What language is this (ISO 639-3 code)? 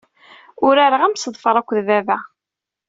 kab